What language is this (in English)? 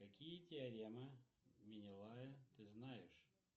Russian